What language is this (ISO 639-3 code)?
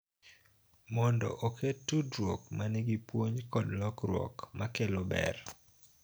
luo